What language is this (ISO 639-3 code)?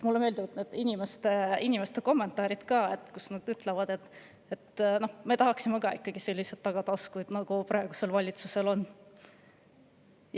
est